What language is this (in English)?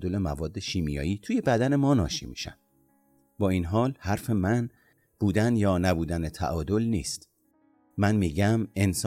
Persian